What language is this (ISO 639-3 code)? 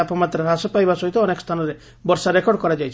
ori